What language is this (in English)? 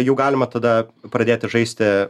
Lithuanian